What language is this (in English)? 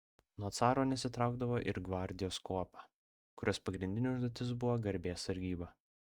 Lithuanian